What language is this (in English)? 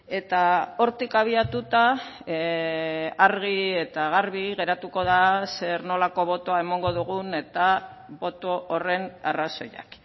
Basque